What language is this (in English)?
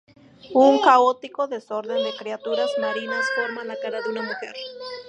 Spanish